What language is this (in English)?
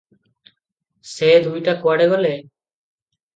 Odia